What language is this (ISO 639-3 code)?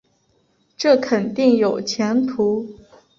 zho